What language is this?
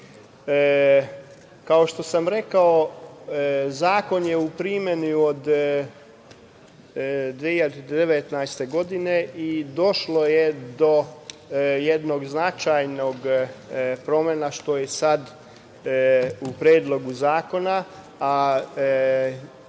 Serbian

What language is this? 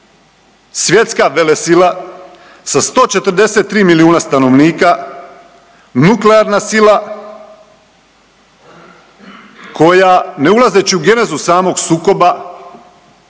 Croatian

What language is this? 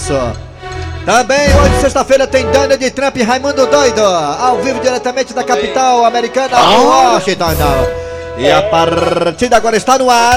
Portuguese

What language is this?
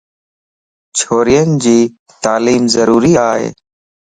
Lasi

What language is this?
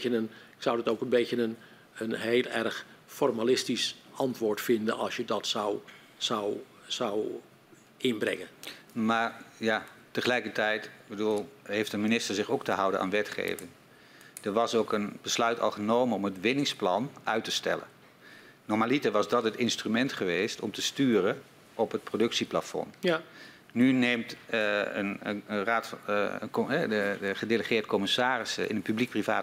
Dutch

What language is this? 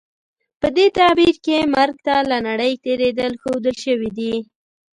Pashto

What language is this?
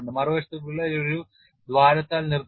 Malayalam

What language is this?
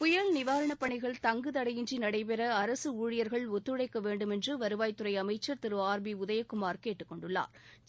Tamil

